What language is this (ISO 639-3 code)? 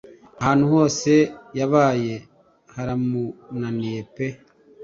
kin